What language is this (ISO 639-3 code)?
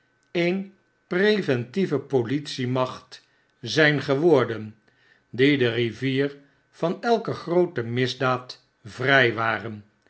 nld